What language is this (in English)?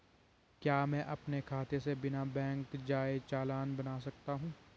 Hindi